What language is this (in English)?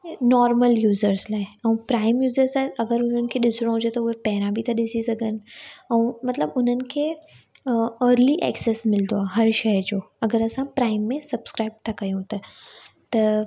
Sindhi